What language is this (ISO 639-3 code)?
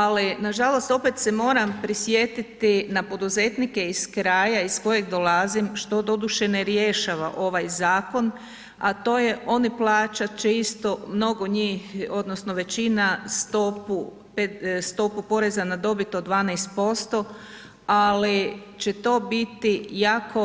hrv